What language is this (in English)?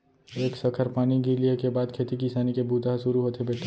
Chhattisgarhi